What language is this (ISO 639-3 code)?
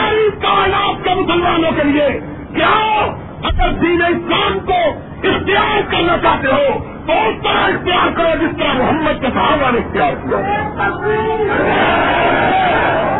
urd